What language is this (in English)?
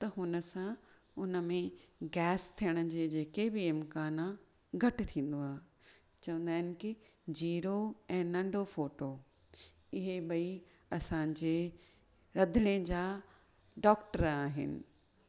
Sindhi